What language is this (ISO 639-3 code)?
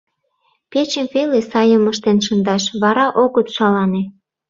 chm